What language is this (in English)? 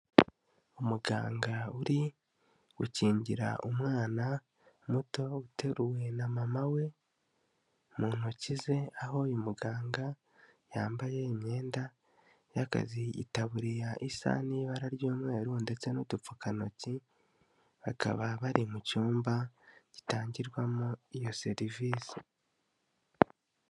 Kinyarwanda